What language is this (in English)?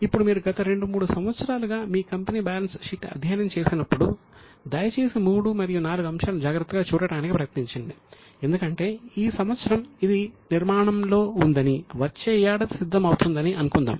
Telugu